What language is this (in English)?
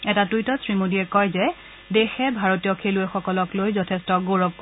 Assamese